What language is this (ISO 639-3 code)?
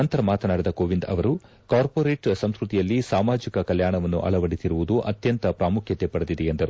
kan